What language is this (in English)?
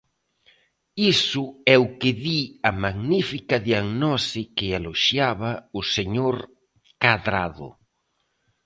Galician